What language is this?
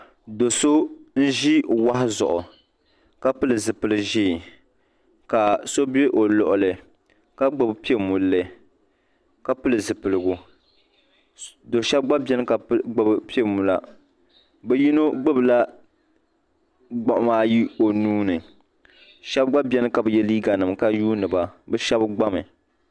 Dagbani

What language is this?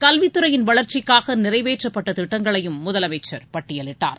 Tamil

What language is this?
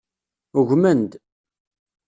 Kabyle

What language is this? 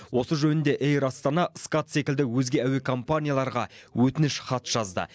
Kazakh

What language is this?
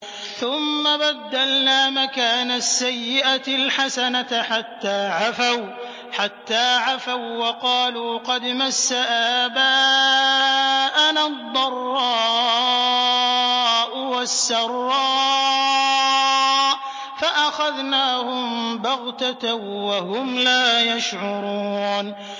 Arabic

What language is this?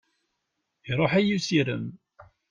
Kabyle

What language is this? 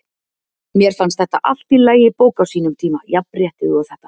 Icelandic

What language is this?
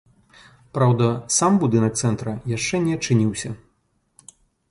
Belarusian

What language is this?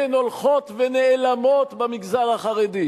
Hebrew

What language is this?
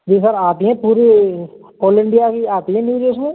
Hindi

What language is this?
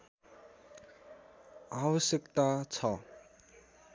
Nepali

